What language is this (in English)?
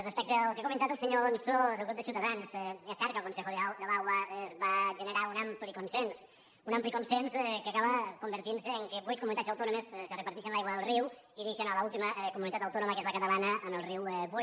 Catalan